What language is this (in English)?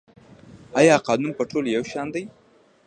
Pashto